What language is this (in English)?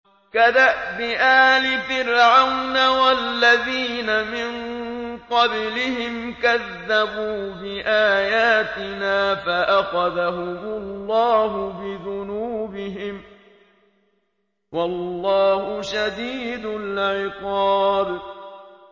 Arabic